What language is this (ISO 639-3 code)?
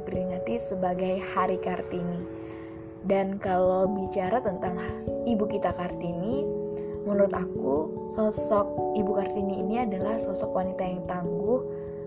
ind